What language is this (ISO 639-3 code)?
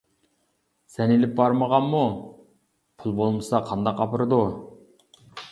uig